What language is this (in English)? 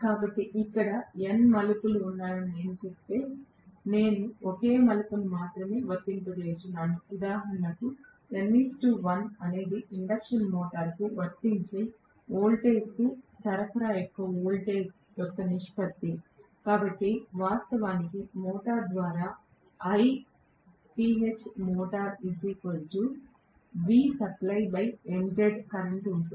Telugu